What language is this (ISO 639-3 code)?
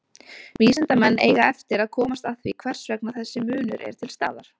isl